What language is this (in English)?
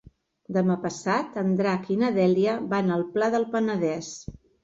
Catalan